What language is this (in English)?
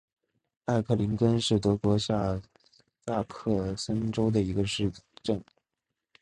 Chinese